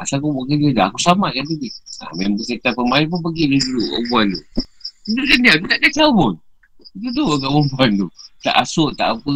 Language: Malay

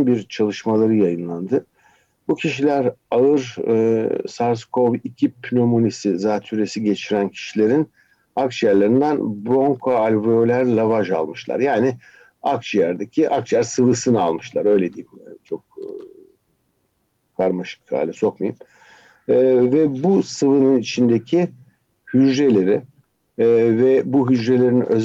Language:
Turkish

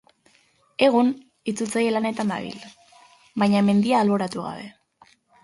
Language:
Basque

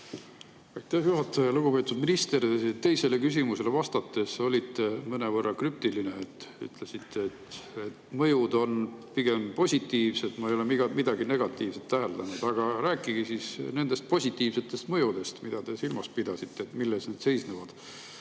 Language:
Estonian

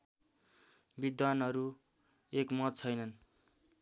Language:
Nepali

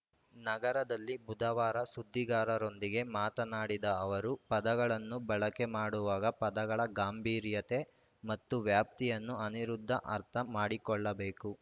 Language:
Kannada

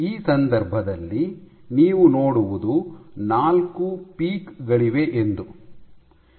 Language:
Kannada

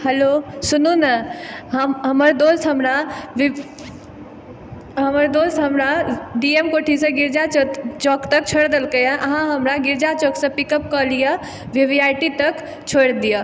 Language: Maithili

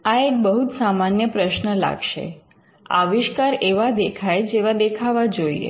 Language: Gujarati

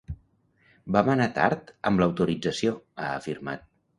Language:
Catalan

